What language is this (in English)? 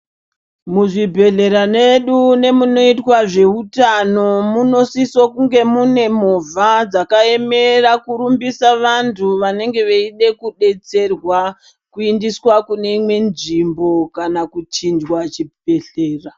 Ndau